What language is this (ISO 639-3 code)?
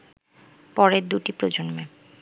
ben